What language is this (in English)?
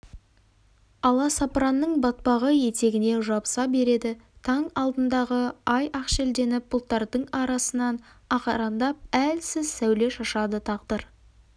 Kazakh